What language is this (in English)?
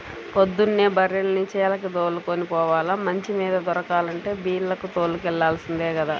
Telugu